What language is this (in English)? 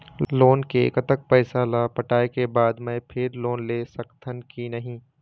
Chhattisgarhi